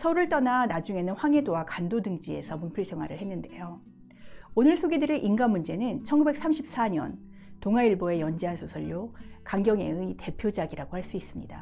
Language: Korean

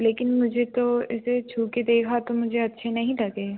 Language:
Hindi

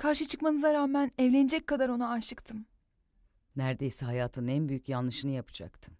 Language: Turkish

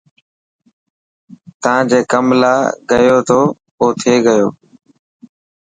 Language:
Dhatki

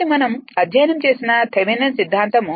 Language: Telugu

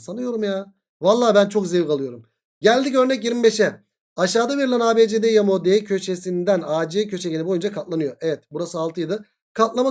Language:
Turkish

